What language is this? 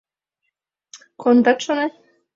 Mari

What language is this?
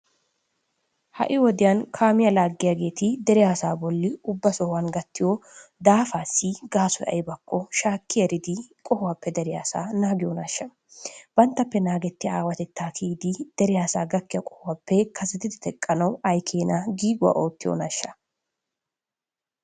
Wolaytta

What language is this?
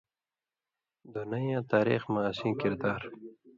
Indus Kohistani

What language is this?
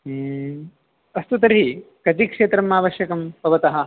Sanskrit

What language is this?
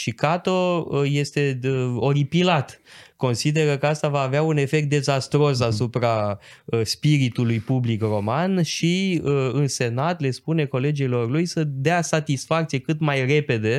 Romanian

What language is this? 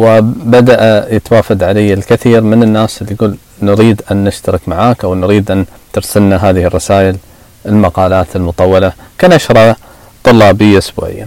Arabic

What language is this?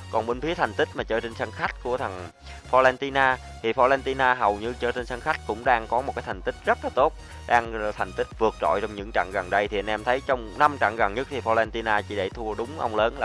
Vietnamese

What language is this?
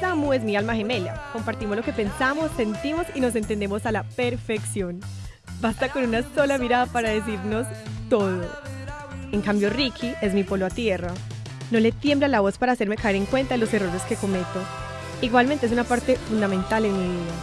Spanish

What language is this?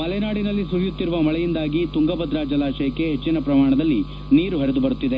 Kannada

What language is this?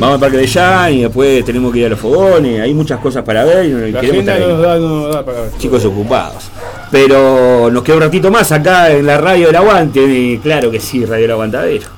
Spanish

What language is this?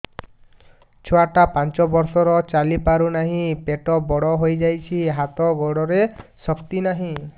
Odia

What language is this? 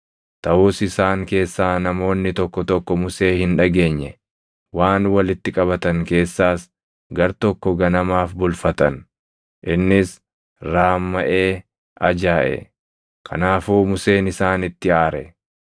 Oromo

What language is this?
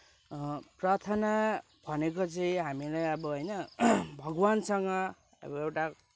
Nepali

